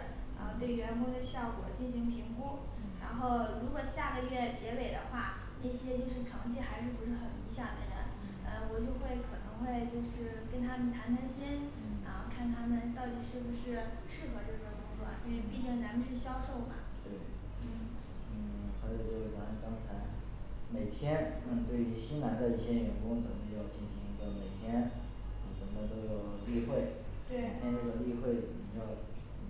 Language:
Chinese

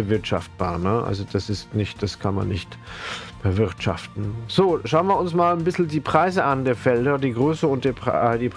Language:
German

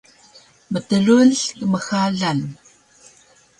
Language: Taroko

